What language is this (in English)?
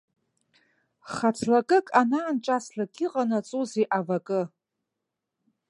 Abkhazian